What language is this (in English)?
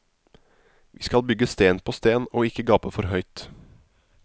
Norwegian